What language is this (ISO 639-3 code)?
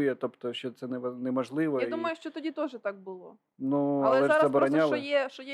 ukr